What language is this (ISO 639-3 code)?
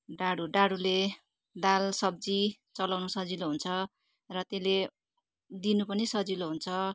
nep